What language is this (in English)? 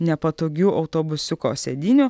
Lithuanian